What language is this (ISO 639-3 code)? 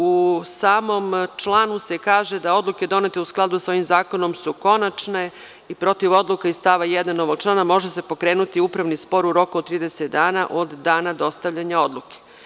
srp